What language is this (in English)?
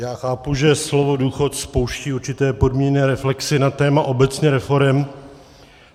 Czech